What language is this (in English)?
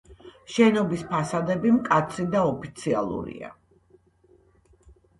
Georgian